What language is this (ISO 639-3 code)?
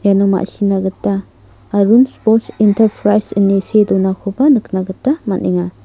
grt